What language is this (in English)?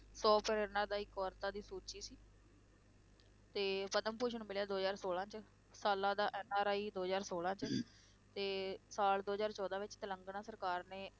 Punjabi